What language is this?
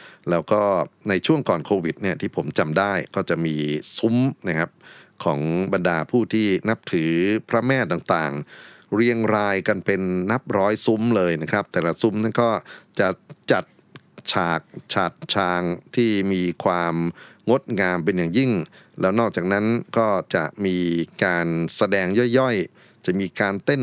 Thai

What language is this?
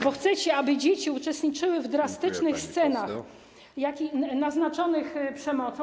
Polish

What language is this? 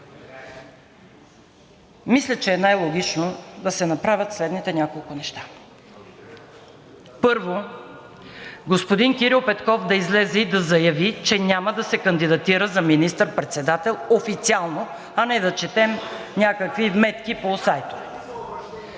Bulgarian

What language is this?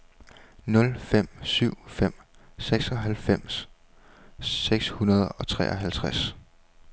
Danish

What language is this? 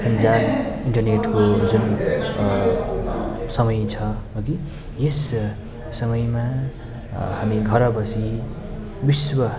Nepali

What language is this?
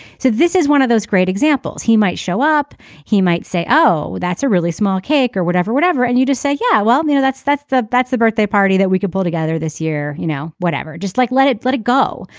English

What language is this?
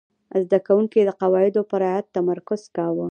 Pashto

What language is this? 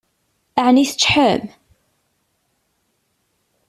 Kabyle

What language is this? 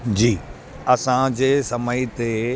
Sindhi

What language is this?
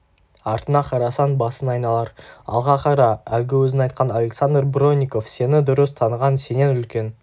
Kazakh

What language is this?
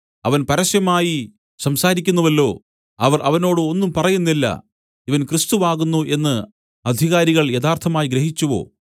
Malayalam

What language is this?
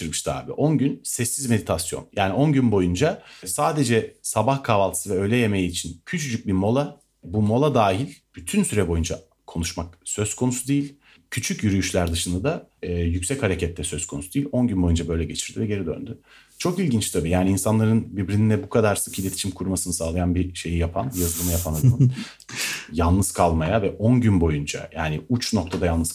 Turkish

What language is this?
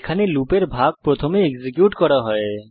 Bangla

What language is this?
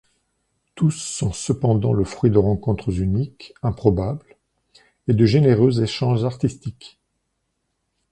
French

